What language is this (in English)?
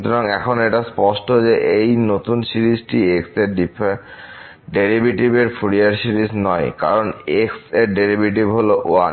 Bangla